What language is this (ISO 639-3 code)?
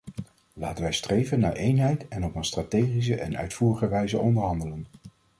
nld